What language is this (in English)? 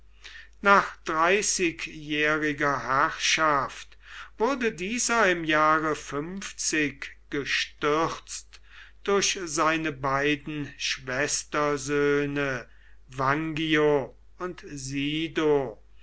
German